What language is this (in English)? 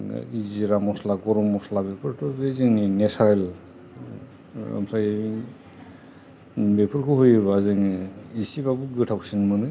Bodo